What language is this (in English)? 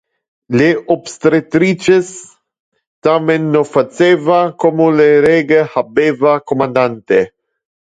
Interlingua